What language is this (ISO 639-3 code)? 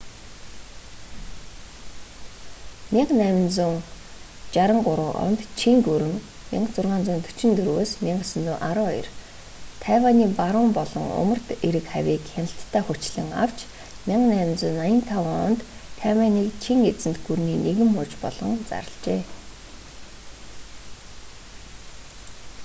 mon